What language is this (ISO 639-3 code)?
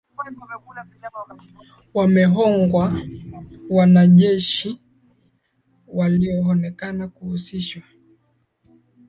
swa